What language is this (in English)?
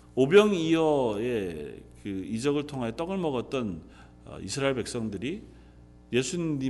Korean